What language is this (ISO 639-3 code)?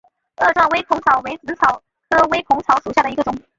zho